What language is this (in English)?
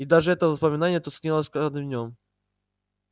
Russian